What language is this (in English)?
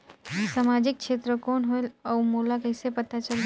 Chhattisgarhi